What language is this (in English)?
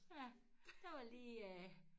Danish